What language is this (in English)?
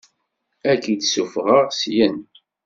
Kabyle